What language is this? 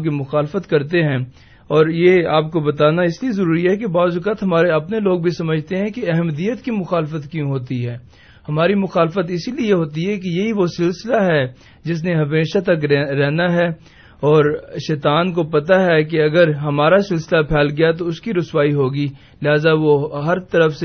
Urdu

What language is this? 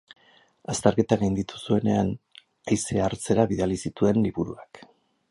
Basque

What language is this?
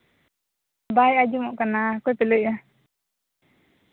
Santali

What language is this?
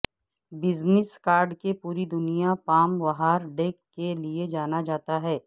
Urdu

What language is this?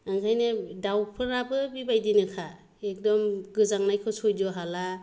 Bodo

